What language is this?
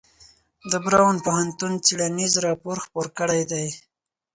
Pashto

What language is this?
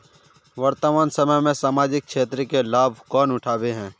Magahi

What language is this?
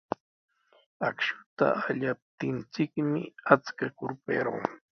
Sihuas Ancash Quechua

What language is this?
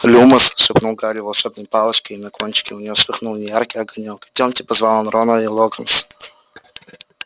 Russian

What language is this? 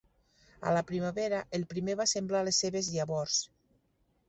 Catalan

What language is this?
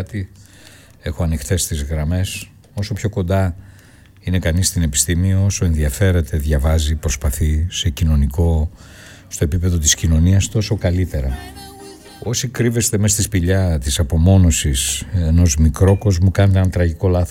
Greek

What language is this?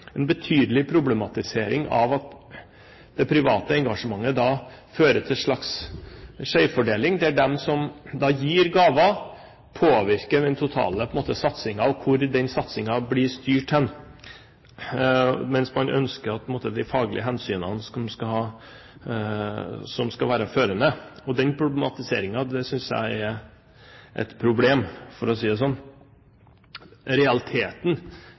Norwegian Bokmål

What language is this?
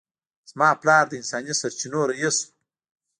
Pashto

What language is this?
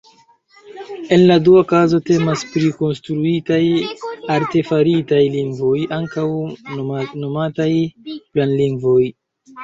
Esperanto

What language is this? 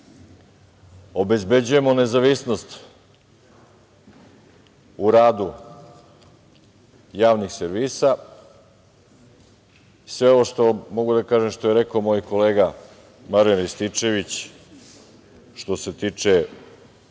Serbian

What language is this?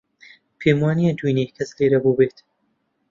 Central Kurdish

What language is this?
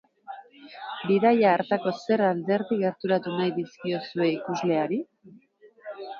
Basque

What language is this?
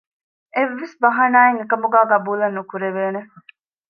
Divehi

